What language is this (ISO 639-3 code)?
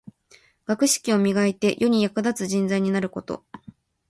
jpn